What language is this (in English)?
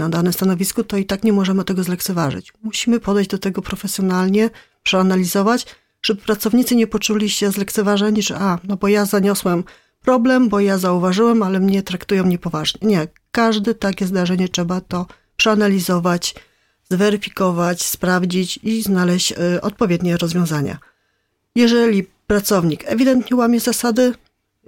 Polish